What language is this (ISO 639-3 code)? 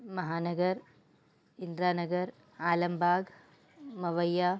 snd